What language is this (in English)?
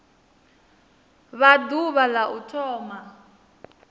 Venda